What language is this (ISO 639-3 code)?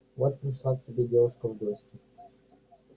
rus